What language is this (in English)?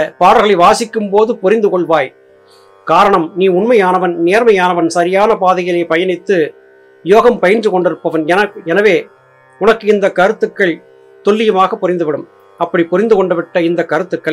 Tamil